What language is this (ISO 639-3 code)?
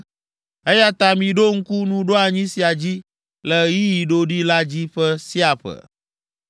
ewe